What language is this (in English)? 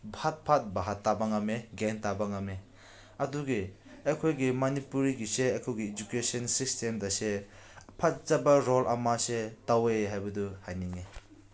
Manipuri